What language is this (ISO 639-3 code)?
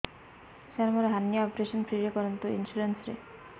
ori